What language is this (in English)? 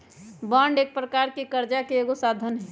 Magahi